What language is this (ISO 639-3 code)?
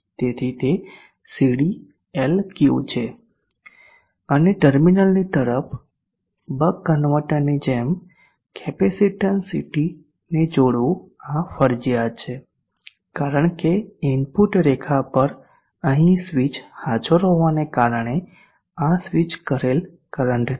guj